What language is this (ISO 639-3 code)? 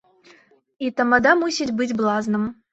bel